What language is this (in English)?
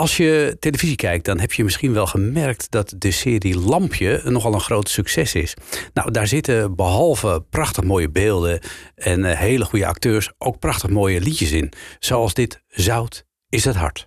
Dutch